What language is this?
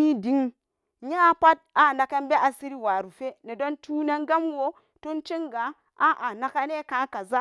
Samba Daka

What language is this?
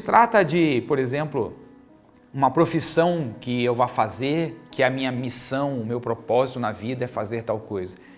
Portuguese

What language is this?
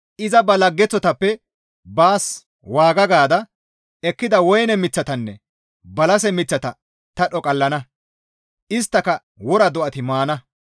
Gamo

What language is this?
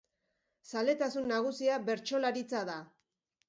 Basque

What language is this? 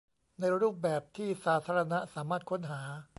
Thai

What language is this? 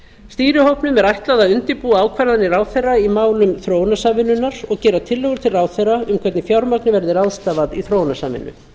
Icelandic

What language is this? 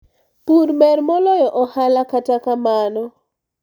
Luo (Kenya and Tanzania)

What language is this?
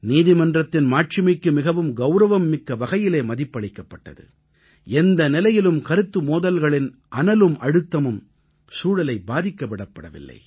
Tamil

